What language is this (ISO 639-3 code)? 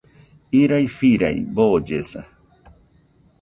hux